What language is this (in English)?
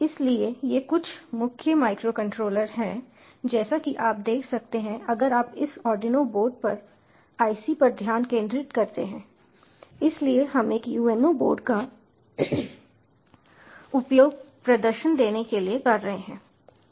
Hindi